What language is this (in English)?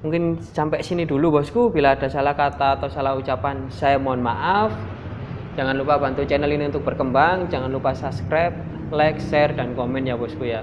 Indonesian